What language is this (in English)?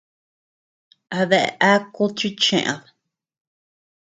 Tepeuxila Cuicatec